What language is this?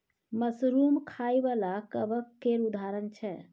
Maithili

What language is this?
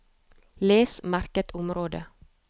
Norwegian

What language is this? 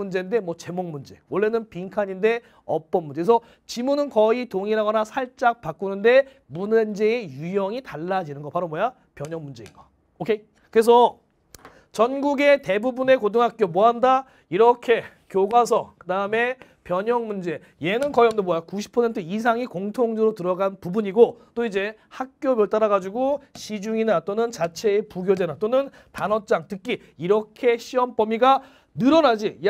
Korean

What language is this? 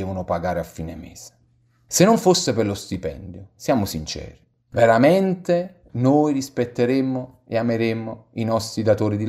Italian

